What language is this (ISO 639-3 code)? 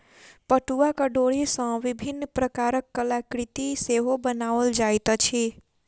mai